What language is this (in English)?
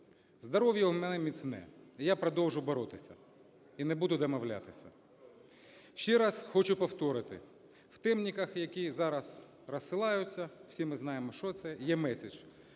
Ukrainian